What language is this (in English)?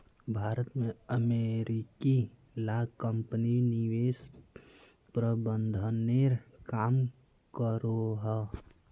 Magahi